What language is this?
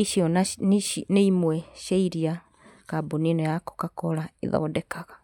Kikuyu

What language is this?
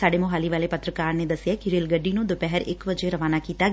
Punjabi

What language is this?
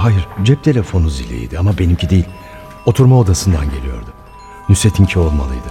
Turkish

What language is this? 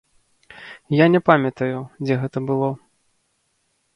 Belarusian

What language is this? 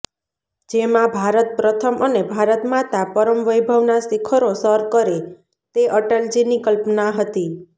Gujarati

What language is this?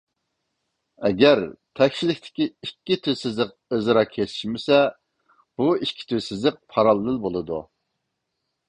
Uyghur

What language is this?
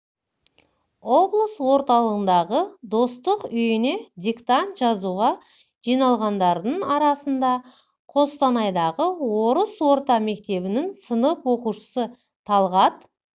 Kazakh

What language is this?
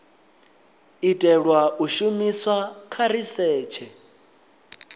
Venda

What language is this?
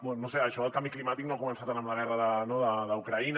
Catalan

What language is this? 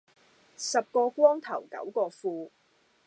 Cantonese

